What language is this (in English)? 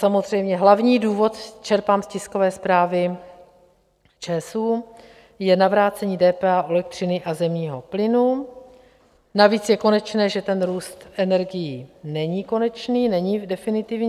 Czech